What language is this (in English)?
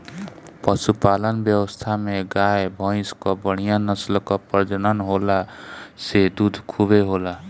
Bhojpuri